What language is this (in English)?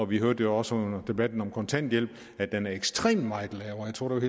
Danish